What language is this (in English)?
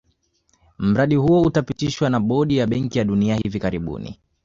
Swahili